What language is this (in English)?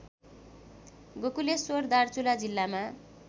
Nepali